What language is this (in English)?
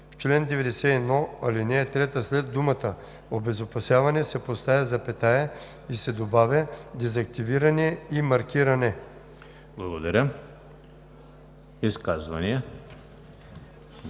Bulgarian